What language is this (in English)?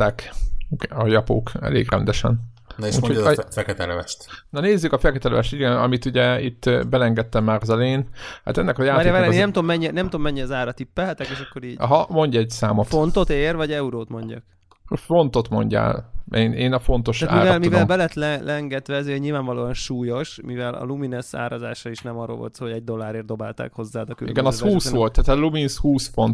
Hungarian